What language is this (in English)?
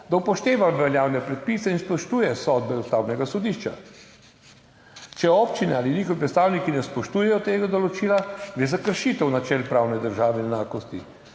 Slovenian